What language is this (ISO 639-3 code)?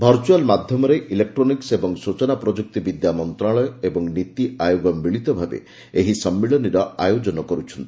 ori